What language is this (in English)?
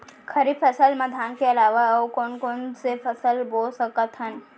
Chhattisgarhi